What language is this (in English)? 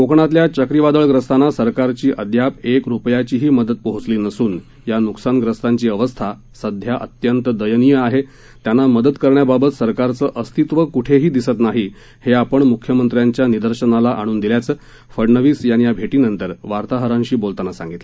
Marathi